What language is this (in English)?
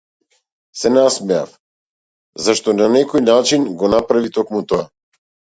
Macedonian